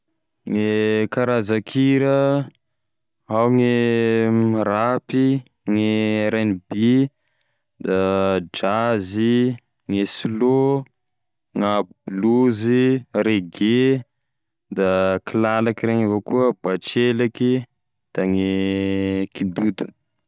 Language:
Tesaka Malagasy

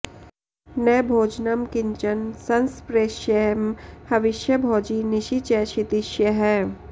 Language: Sanskrit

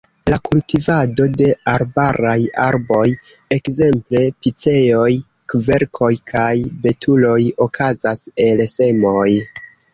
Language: Esperanto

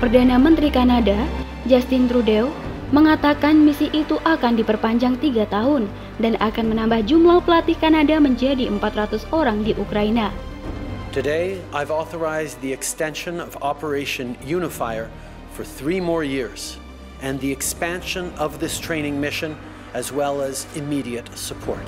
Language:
Indonesian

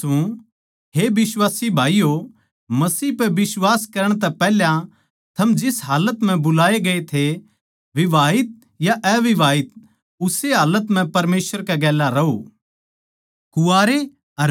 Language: Haryanvi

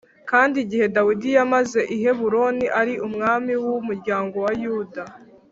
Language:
Kinyarwanda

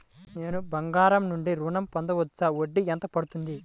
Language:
Telugu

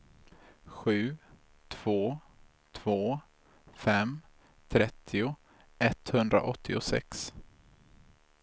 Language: Swedish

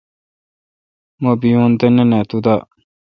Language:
Kalkoti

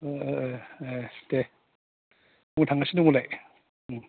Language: Bodo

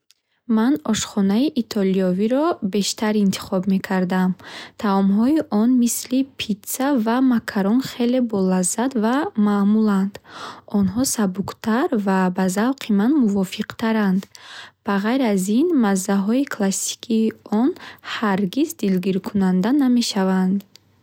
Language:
Bukharic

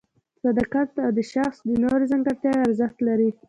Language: Pashto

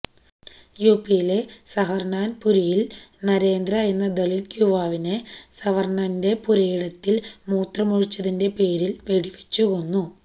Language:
Malayalam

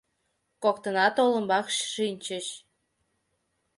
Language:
Mari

